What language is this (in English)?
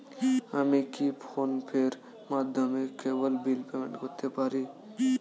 Bangla